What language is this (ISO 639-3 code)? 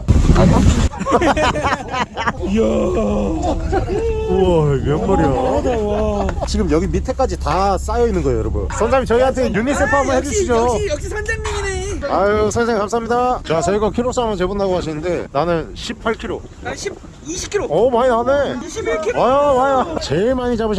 kor